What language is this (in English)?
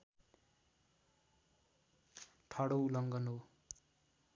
Nepali